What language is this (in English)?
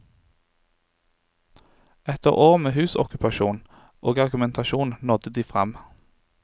Norwegian